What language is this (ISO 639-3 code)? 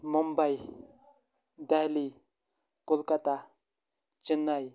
kas